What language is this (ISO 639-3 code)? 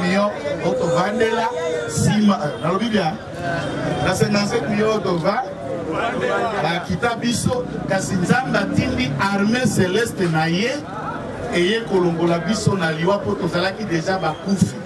fra